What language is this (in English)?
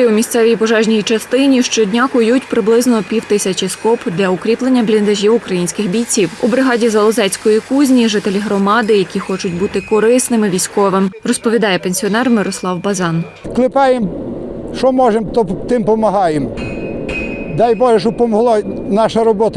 Ukrainian